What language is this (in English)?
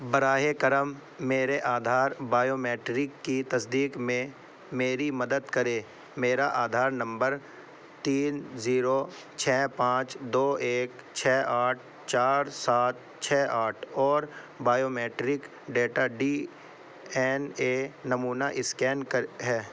Urdu